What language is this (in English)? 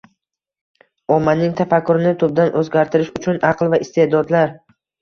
Uzbek